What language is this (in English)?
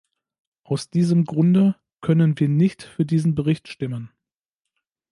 German